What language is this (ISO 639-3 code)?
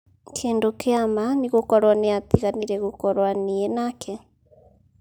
kik